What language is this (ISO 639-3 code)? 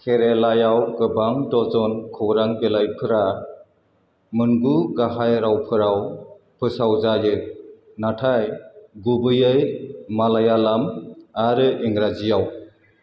brx